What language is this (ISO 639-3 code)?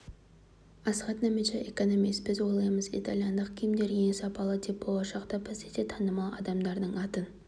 kaz